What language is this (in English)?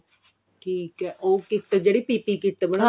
Punjabi